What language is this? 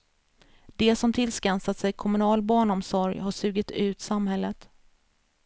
Swedish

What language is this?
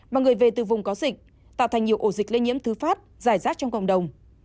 Vietnamese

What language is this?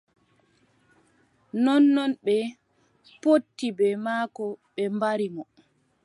Adamawa Fulfulde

